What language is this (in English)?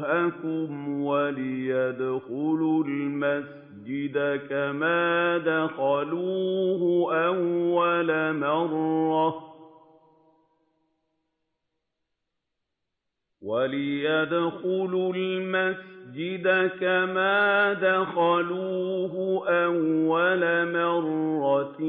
Arabic